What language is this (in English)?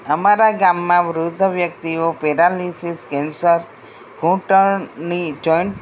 Gujarati